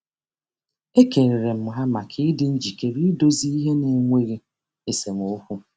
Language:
Igbo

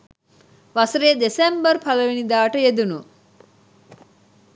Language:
Sinhala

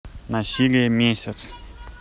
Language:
Russian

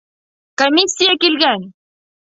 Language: Bashkir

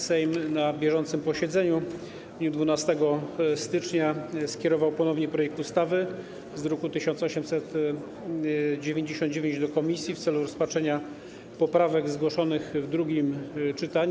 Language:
Polish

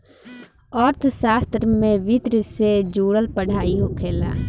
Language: Bhojpuri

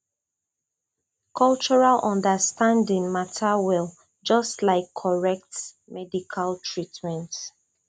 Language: Nigerian Pidgin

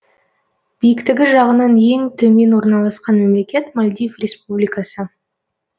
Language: Kazakh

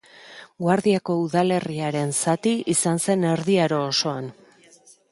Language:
Basque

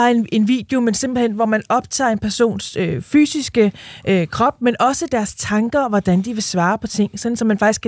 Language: Danish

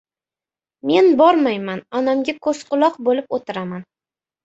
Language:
Uzbek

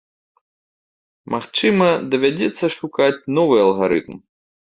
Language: Belarusian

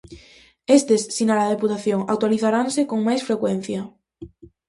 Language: Galician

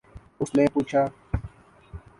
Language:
Urdu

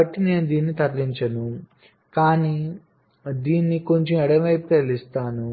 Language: Telugu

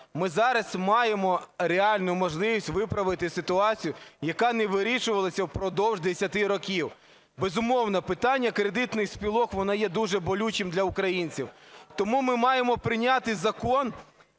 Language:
Ukrainian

